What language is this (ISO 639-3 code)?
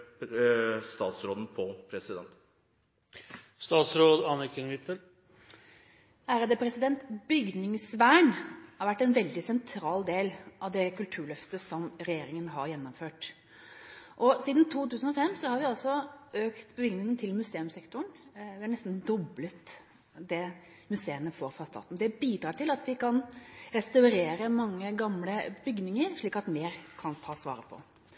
nob